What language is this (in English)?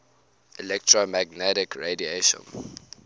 English